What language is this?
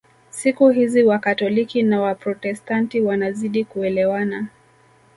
Swahili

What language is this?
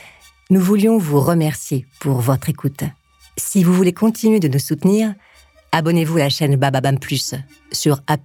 French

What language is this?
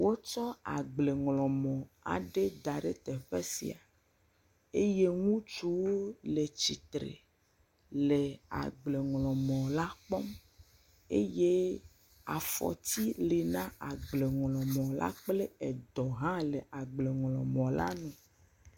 Ewe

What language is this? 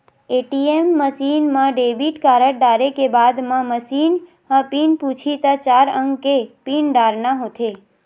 Chhattisgarhi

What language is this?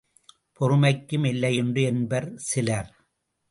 Tamil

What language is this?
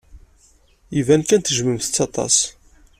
Kabyle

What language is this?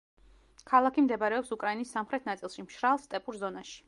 Georgian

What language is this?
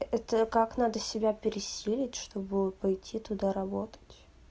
Russian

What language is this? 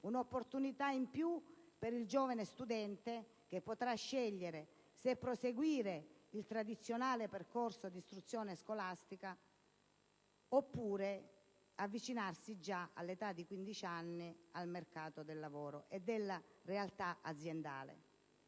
Italian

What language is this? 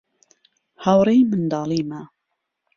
Central Kurdish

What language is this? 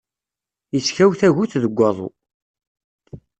Kabyle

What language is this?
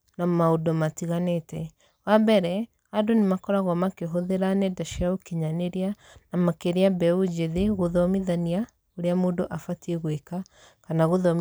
Kikuyu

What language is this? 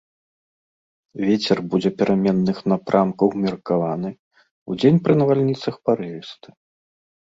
Belarusian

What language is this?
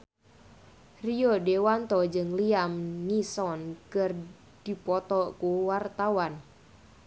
Sundanese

